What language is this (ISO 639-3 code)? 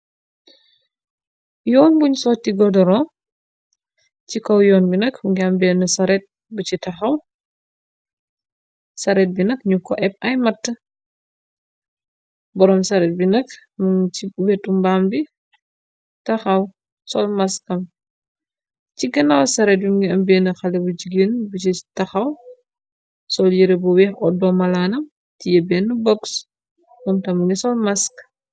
wol